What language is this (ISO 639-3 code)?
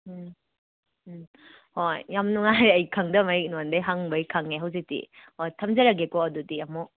mni